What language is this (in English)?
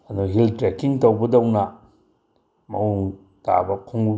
Manipuri